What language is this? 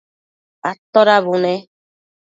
Matsés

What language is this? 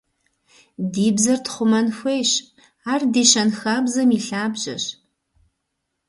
Kabardian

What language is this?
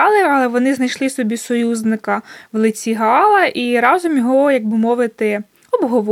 Ukrainian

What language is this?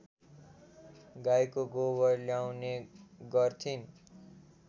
Nepali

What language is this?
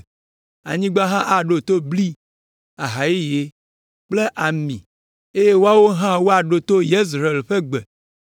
Ewe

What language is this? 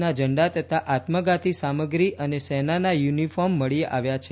Gujarati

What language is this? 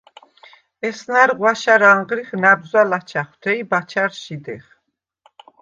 Svan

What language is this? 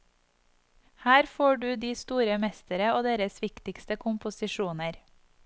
Norwegian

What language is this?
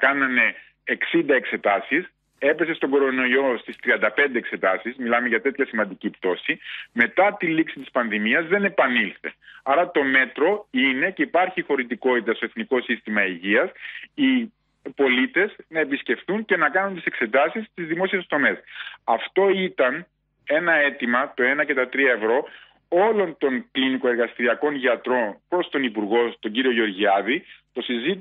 Greek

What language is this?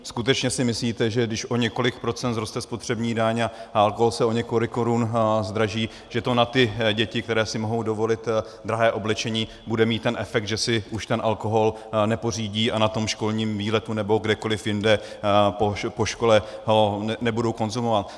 Czech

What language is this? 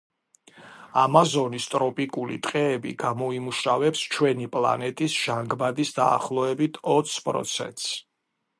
Georgian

